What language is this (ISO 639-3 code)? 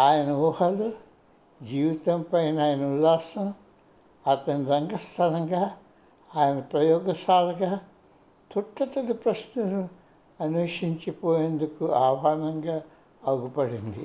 tel